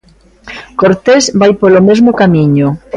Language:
Galician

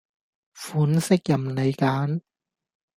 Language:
Cantonese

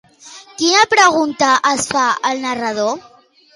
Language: Catalan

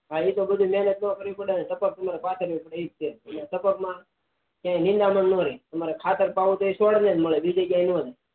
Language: Gujarati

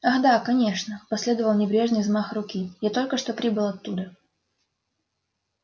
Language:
Russian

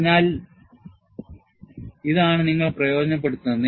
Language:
Malayalam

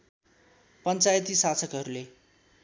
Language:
Nepali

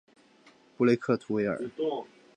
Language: Chinese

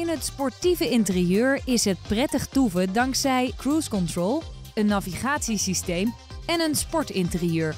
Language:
Dutch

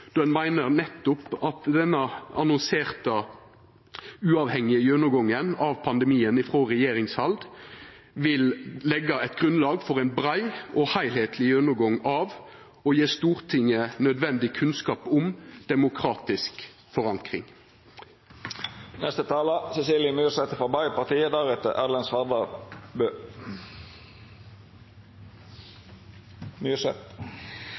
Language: Norwegian Nynorsk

